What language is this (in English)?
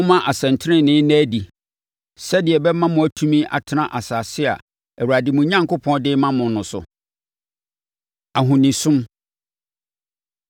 Akan